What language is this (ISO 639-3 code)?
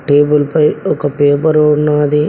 tel